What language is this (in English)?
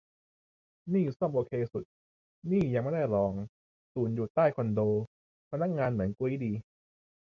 Thai